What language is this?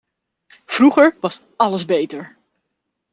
Dutch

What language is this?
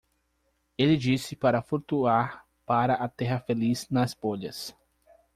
Portuguese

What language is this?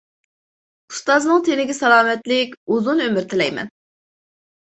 Uyghur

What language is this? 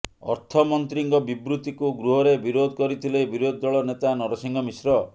Odia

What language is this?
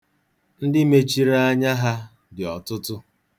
Igbo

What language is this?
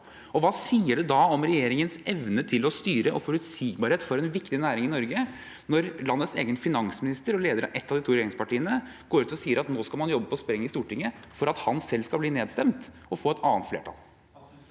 Norwegian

